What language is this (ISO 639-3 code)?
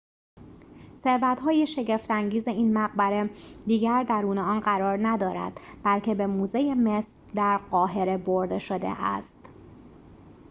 fas